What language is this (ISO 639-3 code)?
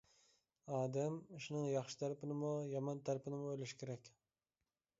uig